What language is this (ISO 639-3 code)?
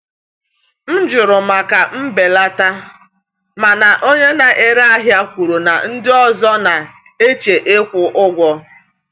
ibo